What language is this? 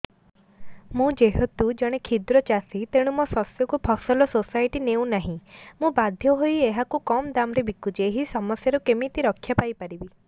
Odia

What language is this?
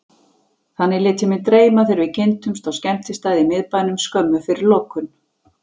Icelandic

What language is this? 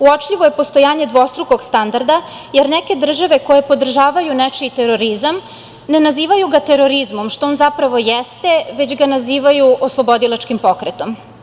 Serbian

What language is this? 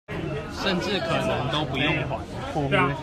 Chinese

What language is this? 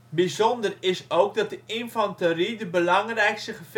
Dutch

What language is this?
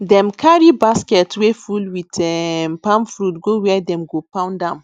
Nigerian Pidgin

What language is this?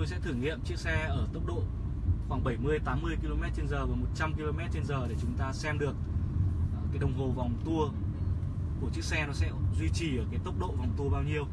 Vietnamese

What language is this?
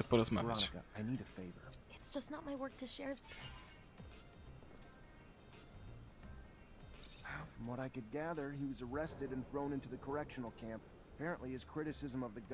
Polish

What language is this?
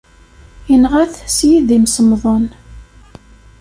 Kabyle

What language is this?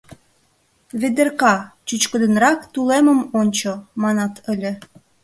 Mari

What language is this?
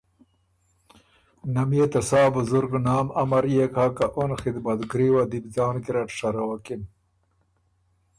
Ormuri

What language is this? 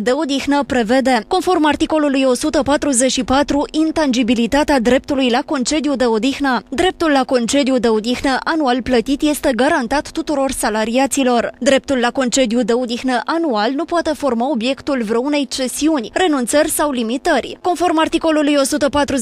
Romanian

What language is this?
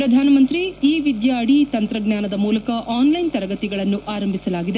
Kannada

